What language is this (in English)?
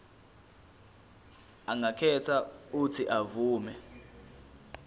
Zulu